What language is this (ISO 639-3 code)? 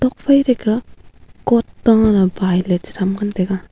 nnp